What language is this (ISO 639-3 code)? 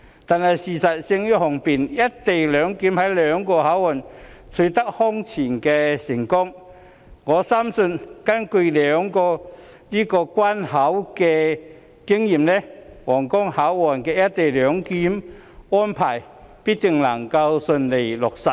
yue